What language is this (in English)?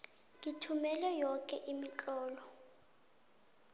South Ndebele